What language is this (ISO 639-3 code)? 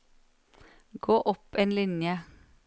nor